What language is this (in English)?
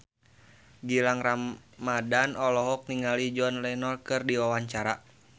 Sundanese